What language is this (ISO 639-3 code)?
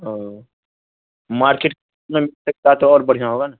urd